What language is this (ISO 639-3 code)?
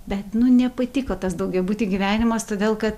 lit